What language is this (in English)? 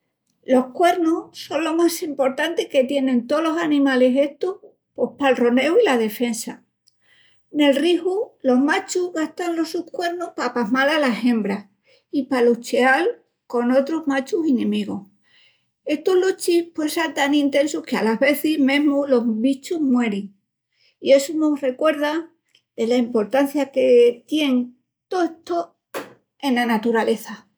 Extremaduran